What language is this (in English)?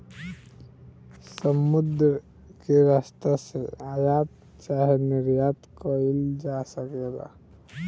Bhojpuri